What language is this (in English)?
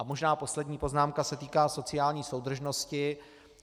Czech